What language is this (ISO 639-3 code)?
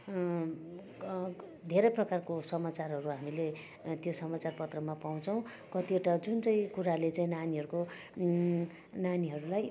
nep